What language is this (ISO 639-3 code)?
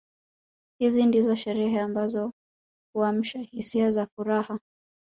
swa